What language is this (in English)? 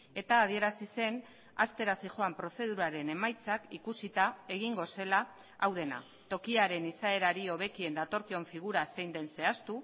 Basque